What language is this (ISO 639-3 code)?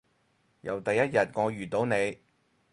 yue